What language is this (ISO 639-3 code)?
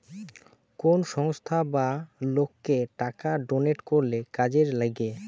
ben